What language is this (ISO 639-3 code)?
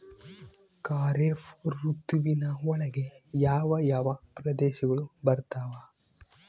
kan